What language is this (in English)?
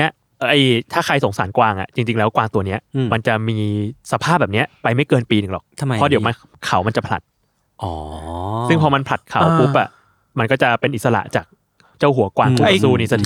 Thai